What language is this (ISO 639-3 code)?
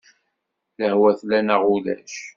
kab